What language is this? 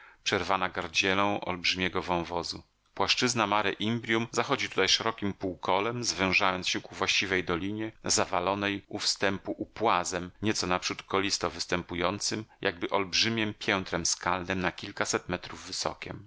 Polish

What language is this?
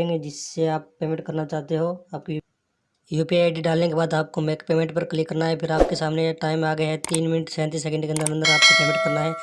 Hindi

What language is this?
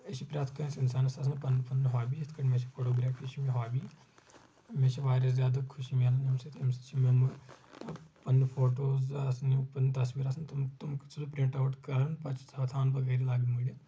Kashmiri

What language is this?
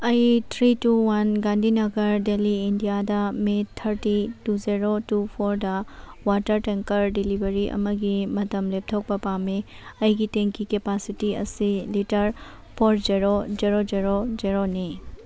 Manipuri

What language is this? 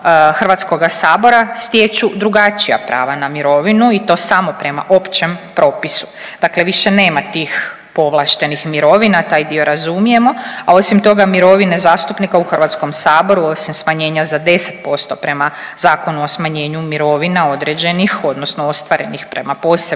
Croatian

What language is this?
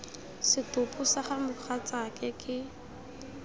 Tswana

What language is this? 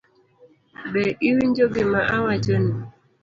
Luo (Kenya and Tanzania)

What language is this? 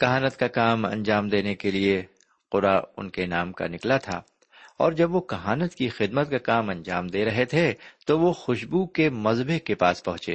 Urdu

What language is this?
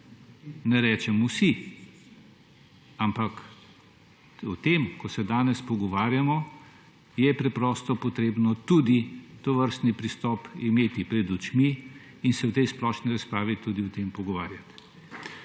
Slovenian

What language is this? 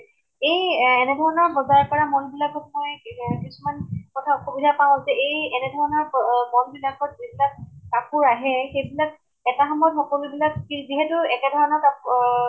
Assamese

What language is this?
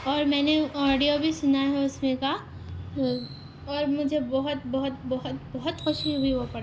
Urdu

